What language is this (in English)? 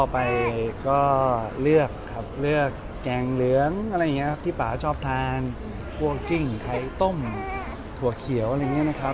Thai